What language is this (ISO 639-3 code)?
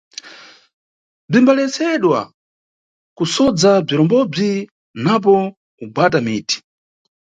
nyu